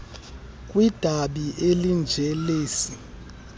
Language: Xhosa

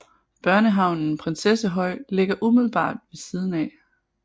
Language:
Danish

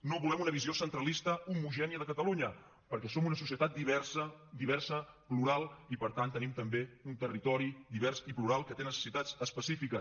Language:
Catalan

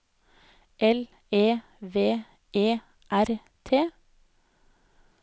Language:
Norwegian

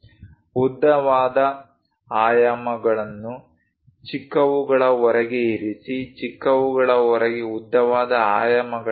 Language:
Kannada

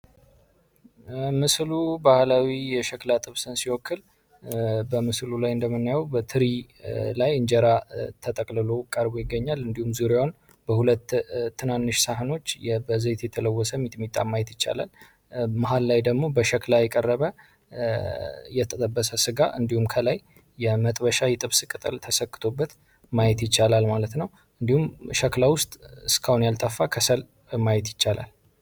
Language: Amharic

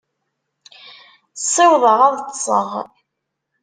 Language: Kabyle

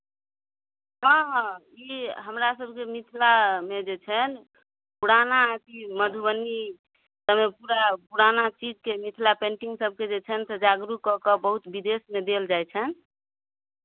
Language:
Maithili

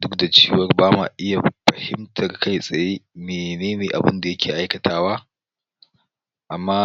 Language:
Hausa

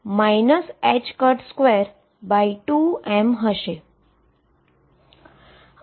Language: Gujarati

